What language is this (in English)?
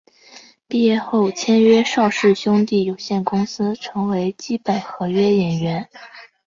Chinese